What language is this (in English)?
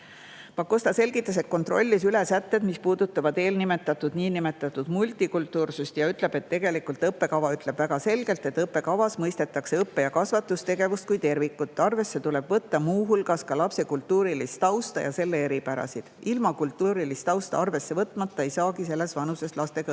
Estonian